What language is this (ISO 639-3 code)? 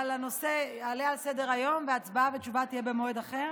heb